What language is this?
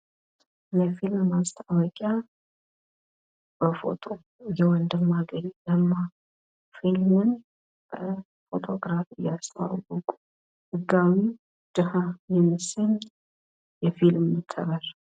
Amharic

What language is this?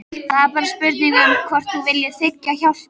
Icelandic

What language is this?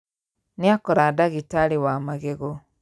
Kikuyu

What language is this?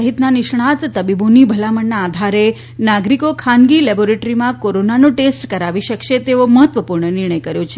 Gujarati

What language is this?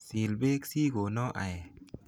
Kalenjin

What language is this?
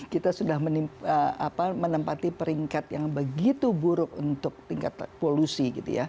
Indonesian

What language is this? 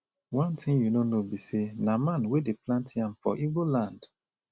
Nigerian Pidgin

